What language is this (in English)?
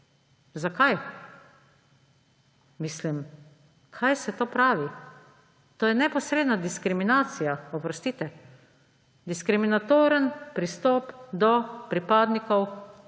Slovenian